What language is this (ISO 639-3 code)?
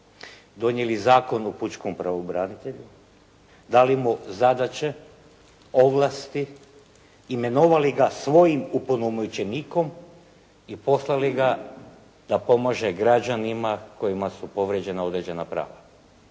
hrv